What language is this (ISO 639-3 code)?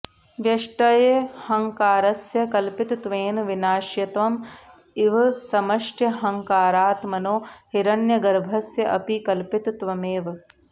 san